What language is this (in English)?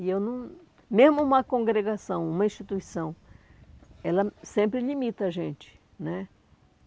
Portuguese